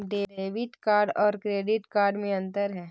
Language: Magahi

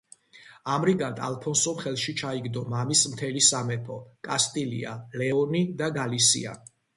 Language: Georgian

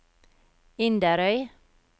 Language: Norwegian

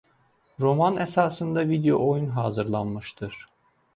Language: Azerbaijani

